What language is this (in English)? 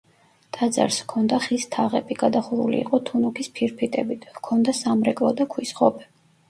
Georgian